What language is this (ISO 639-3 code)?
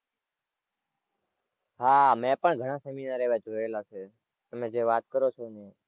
guj